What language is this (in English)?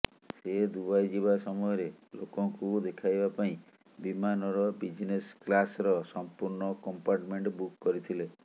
Odia